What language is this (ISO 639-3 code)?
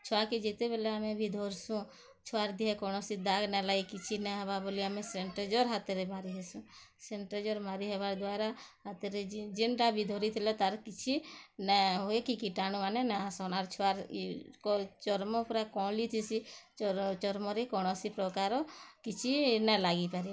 ori